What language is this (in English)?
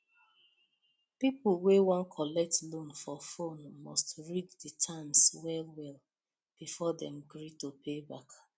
Nigerian Pidgin